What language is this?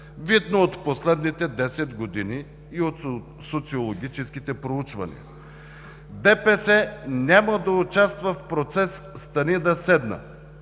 Bulgarian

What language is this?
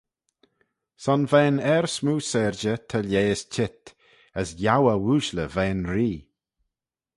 Manx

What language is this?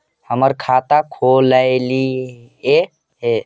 Magahi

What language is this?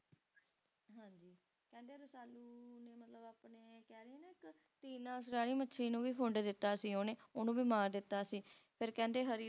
Punjabi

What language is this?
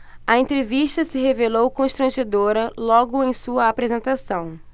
Portuguese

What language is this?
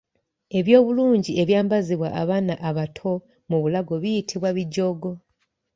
Ganda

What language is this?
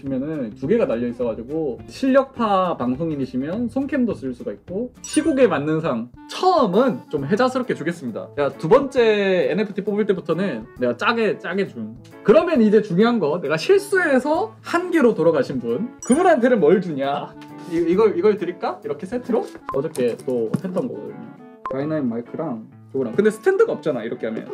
Korean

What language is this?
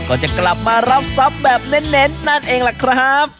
Thai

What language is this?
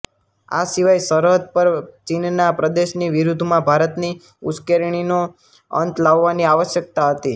Gujarati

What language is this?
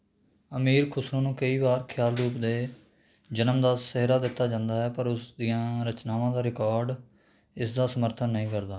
Punjabi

